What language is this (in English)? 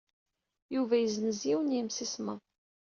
Kabyle